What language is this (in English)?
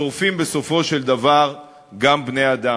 Hebrew